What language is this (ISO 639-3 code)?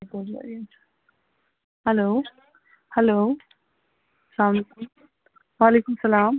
kas